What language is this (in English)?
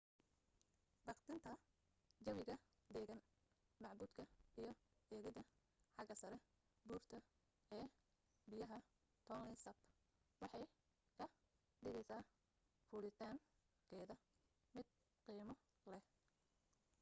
Somali